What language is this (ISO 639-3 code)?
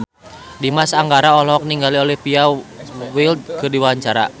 sun